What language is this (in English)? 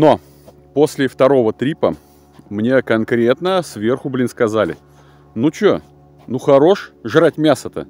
Russian